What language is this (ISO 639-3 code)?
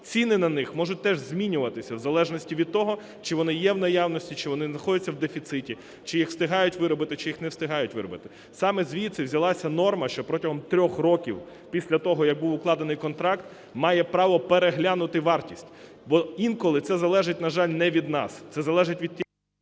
ukr